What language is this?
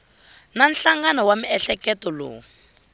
Tsonga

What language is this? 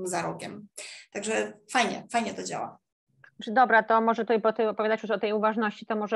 Polish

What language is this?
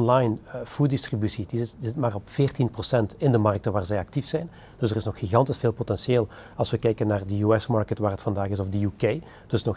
Dutch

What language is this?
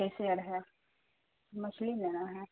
Urdu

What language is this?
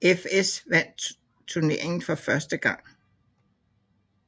Danish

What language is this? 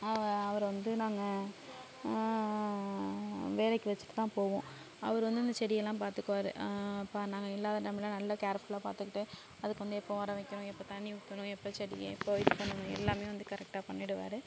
Tamil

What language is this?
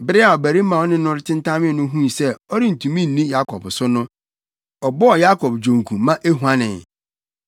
Akan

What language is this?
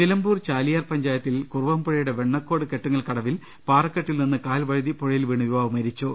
Malayalam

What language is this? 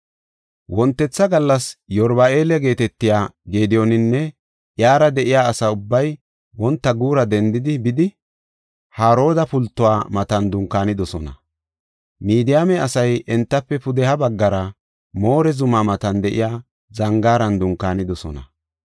Gofa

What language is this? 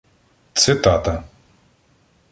Ukrainian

